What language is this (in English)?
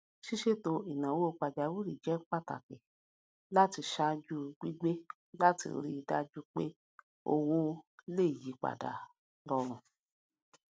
Yoruba